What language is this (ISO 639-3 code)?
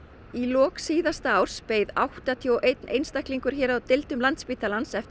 isl